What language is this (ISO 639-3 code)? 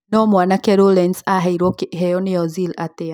kik